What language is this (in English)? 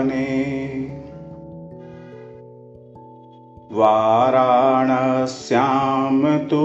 Hindi